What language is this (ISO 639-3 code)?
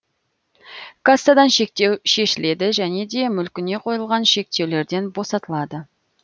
kaz